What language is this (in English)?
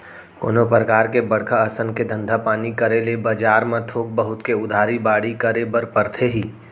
Chhattisgarhi